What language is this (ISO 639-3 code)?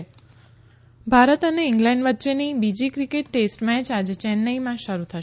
guj